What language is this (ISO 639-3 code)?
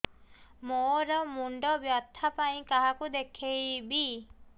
ori